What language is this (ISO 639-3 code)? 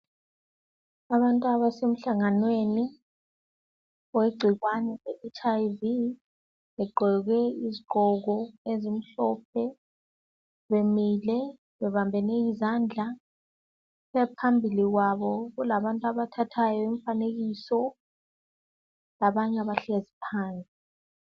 nde